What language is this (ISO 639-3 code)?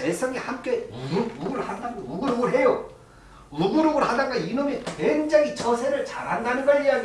kor